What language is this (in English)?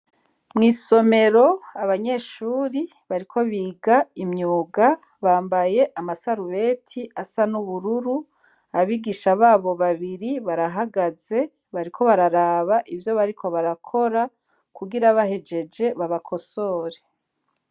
Rundi